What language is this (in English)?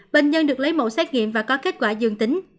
Vietnamese